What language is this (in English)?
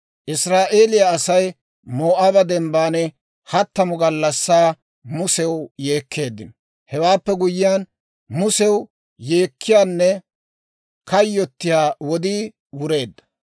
Dawro